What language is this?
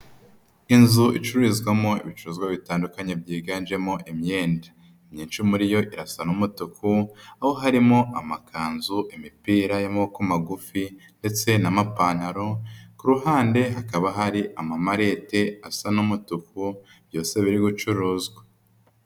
Kinyarwanda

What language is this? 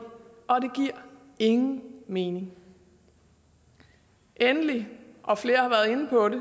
Danish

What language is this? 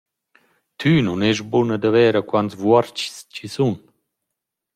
Romansh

